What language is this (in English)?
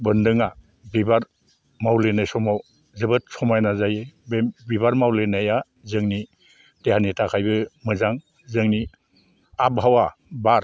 Bodo